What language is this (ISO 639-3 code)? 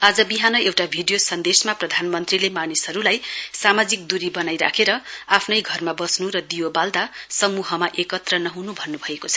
nep